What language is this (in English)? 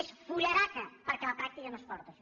Catalan